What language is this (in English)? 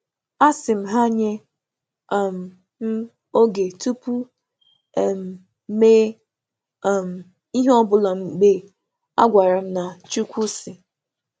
Igbo